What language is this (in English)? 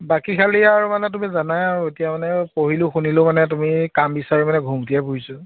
Assamese